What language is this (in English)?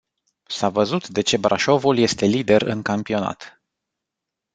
Romanian